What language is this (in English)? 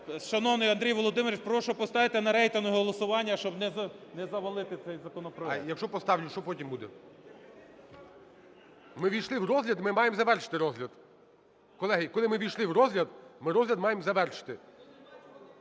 Ukrainian